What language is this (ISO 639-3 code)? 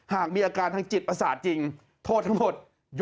tha